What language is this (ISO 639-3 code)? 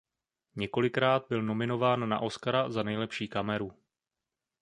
ces